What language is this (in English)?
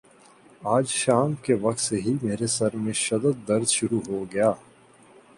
Urdu